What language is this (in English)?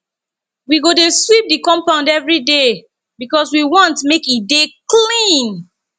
Nigerian Pidgin